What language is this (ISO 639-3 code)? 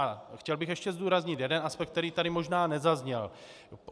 ces